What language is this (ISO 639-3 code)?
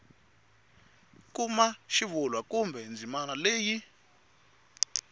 tso